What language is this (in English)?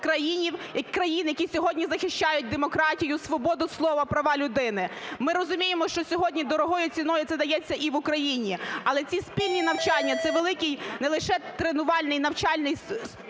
Ukrainian